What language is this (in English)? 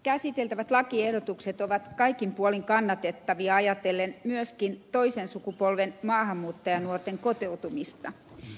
Finnish